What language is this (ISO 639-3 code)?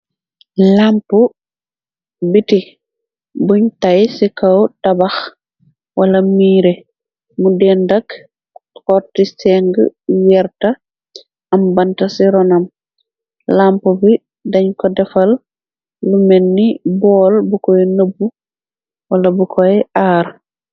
wol